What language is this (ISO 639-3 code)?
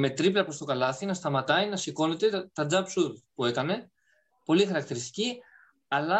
ell